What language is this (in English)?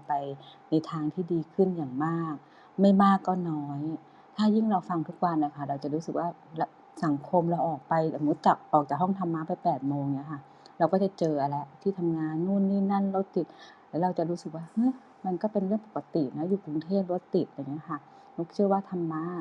Thai